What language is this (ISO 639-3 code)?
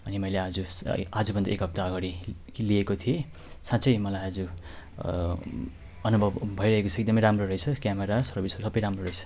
nep